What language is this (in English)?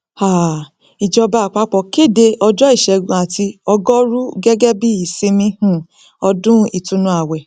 Yoruba